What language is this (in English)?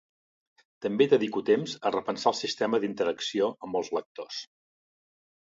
Catalan